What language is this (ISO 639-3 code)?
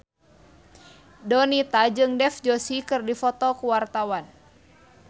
sun